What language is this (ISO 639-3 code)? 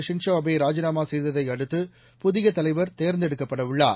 tam